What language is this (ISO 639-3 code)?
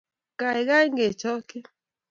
kln